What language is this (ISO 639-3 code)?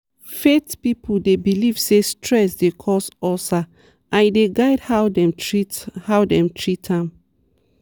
pcm